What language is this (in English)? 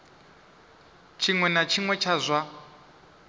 Venda